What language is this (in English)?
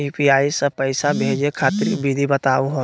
Magahi